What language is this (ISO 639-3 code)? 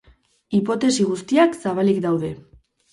eus